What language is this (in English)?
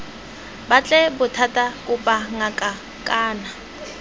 Tswana